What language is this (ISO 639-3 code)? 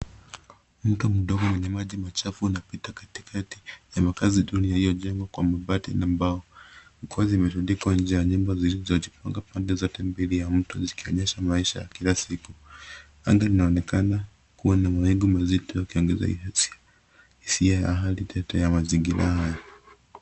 swa